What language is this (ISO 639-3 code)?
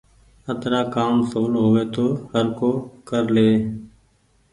gig